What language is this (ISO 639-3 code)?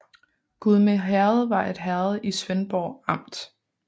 dan